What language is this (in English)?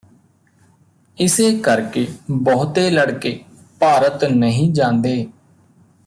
Punjabi